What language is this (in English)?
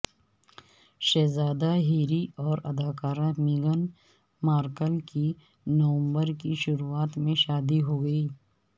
Urdu